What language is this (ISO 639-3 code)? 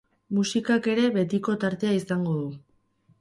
eus